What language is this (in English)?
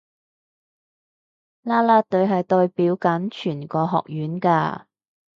Cantonese